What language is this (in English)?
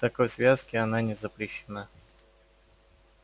Russian